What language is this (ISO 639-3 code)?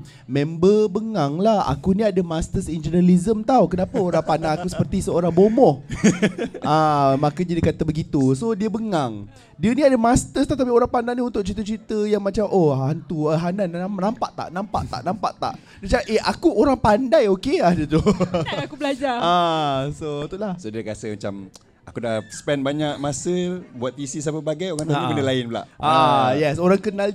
msa